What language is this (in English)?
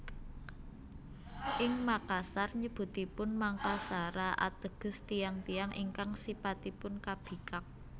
Javanese